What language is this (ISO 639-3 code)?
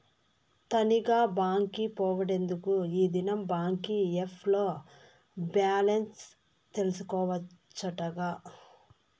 tel